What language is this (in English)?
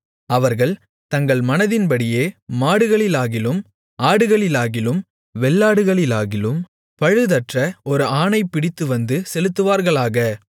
Tamil